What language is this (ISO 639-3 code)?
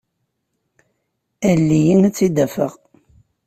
kab